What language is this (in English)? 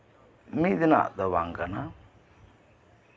Santali